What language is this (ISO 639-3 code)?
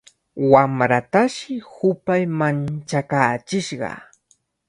qvl